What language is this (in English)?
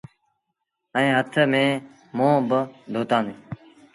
Sindhi Bhil